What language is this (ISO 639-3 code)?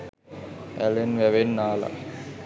sin